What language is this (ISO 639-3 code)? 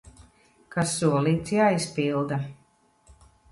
lav